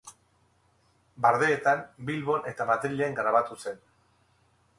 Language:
Basque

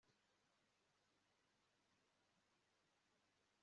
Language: Kinyarwanda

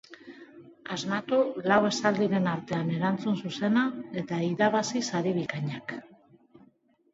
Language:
Basque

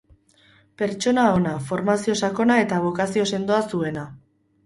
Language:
Basque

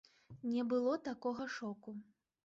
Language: Belarusian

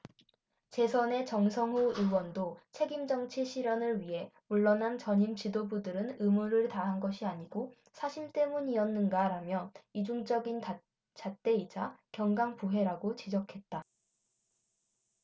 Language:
Korean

